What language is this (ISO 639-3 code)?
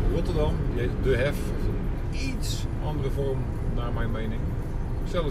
nld